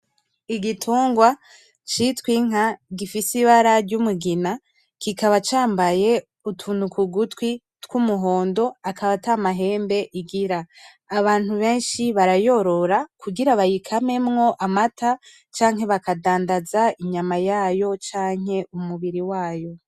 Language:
Rundi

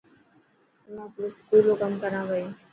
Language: Dhatki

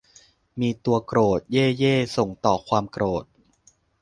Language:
Thai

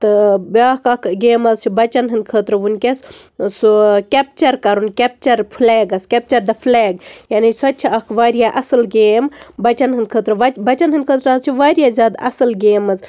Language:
Kashmiri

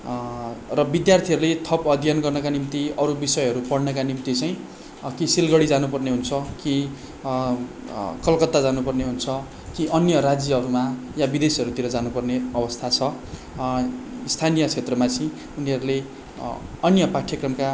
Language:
Nepali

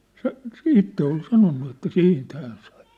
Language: Finnish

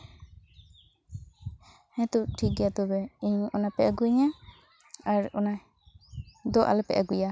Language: Santali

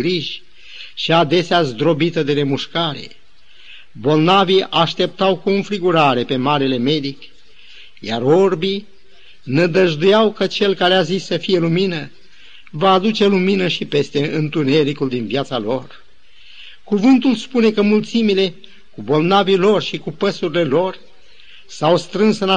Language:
Romanian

